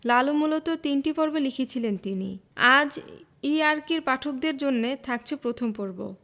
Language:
Bangla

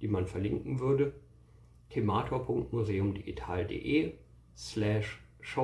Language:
German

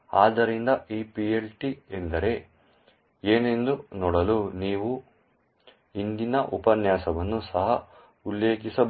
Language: Kannada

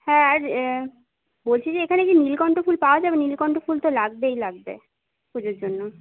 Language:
Bangla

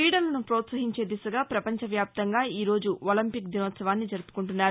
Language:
Telugu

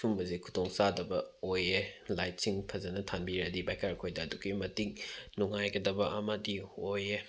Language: Manipuri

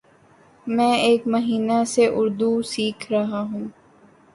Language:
Urdu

